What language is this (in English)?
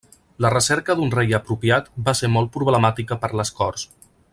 Catalan